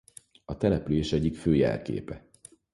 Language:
Hungarian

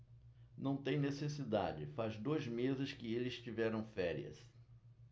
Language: Portuguese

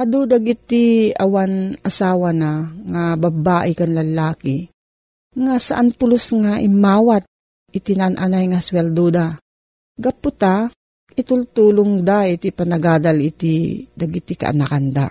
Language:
Filipino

